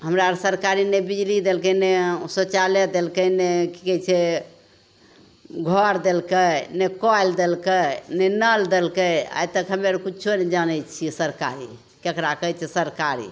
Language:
Maithili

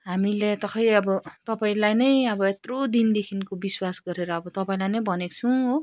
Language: Nepali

